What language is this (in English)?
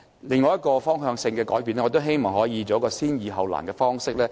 Cantonese